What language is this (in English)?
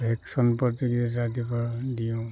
Assamese